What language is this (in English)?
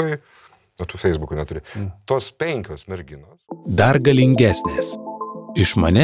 Lithuanian